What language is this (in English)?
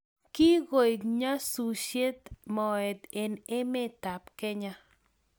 Kalenjin